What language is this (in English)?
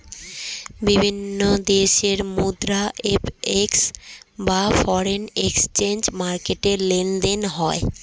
Bangla